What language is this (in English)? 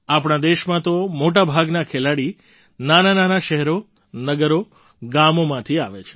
Gujarati